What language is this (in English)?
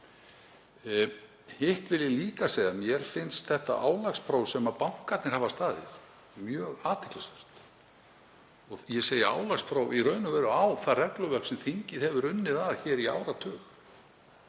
Icelandic